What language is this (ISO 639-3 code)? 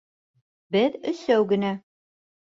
bak